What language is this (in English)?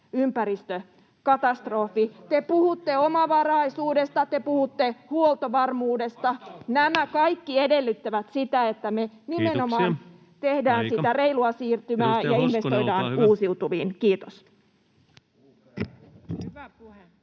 Finnish